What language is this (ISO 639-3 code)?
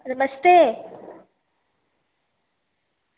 doi